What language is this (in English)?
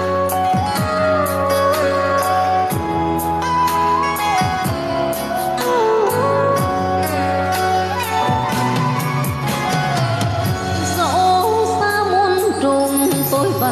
Vietnamese